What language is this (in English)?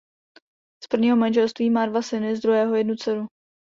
Czech